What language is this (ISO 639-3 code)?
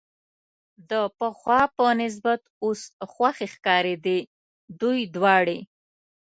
pus